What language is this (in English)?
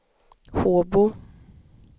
Swedish